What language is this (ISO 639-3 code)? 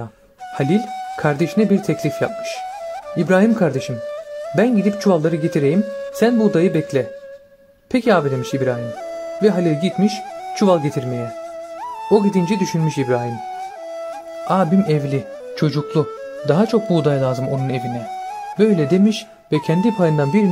tur